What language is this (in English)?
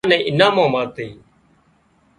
Wadiyara Koli